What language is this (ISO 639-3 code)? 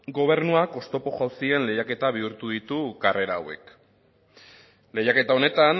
eus